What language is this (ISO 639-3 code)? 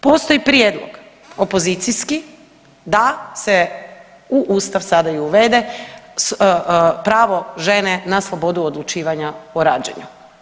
hrv